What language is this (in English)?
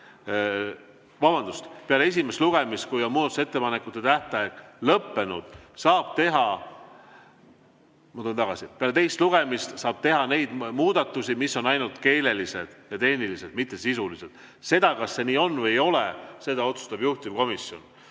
Estonian